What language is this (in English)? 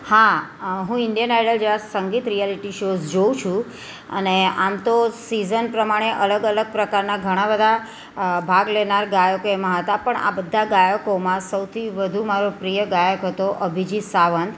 Gujarati